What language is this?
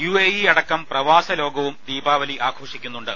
Malayalam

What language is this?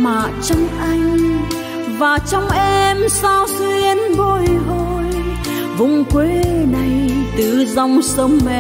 Vietnamese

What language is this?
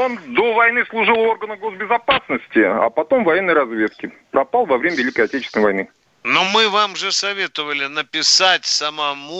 Russian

